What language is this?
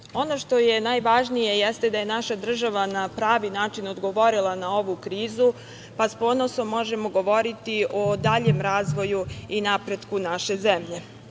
Serbian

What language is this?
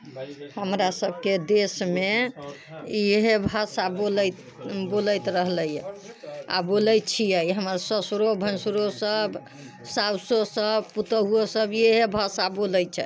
Maithili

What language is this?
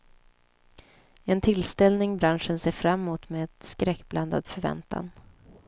Swedish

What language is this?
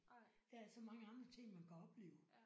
Danish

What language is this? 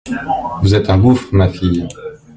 French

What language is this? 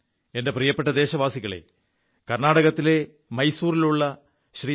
Malayalam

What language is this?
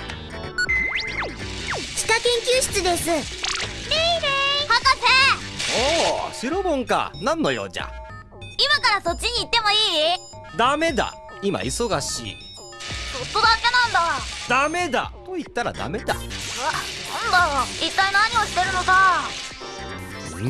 Japanese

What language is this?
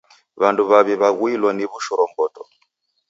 Taita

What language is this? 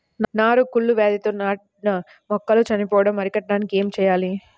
Telugu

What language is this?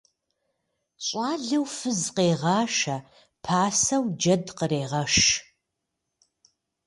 Kabardian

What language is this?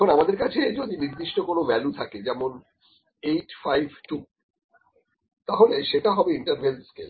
Bangla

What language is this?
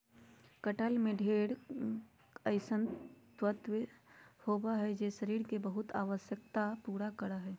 Magahi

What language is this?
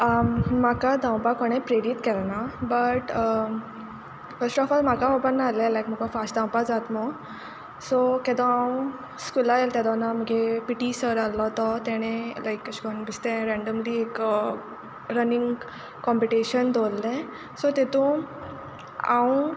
Konkani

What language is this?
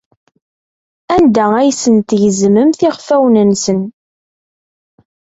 Kabyle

